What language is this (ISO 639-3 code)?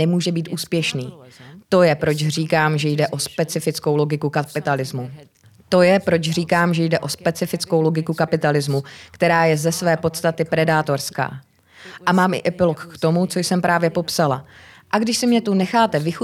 ces